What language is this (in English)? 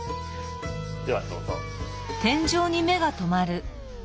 Japanese